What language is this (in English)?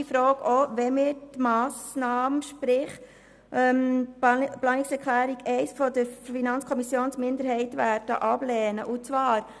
Swiss German